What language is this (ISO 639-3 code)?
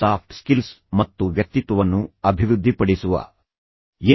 kan